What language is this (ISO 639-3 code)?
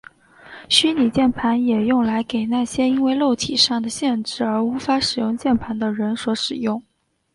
zho